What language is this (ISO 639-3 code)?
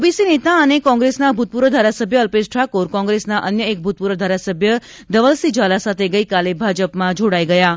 guj